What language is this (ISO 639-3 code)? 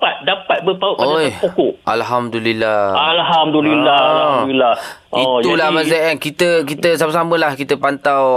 msa